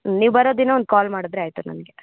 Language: Kannada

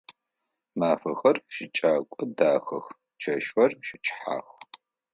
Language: Adyghe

